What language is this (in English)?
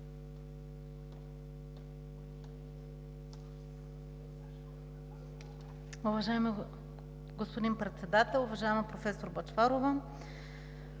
Bulgarian